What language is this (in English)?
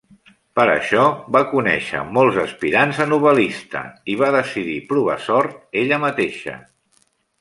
Catalan